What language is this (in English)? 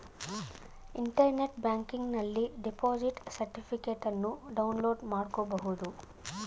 Kannada